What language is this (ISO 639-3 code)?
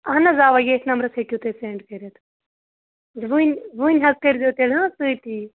kas